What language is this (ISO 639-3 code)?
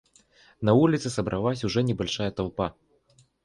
rus